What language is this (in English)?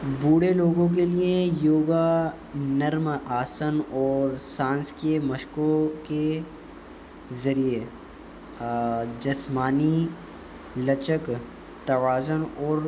Urdu